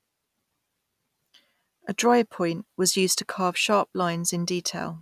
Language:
English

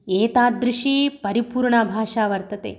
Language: Sanskrit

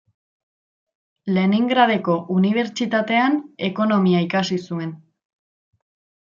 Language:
Basque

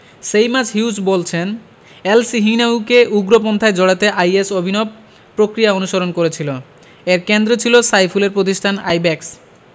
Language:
Bangla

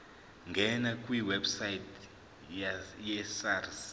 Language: Zulu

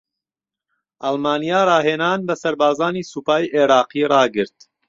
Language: Central Kurdish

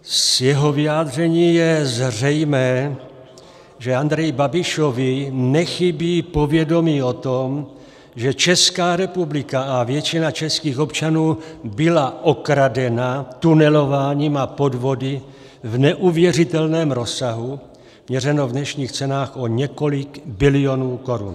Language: Czech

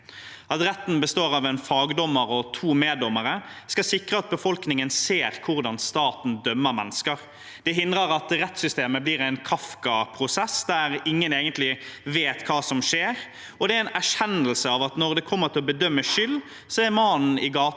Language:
Norwegian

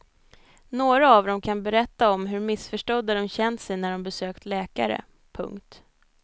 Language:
Swedish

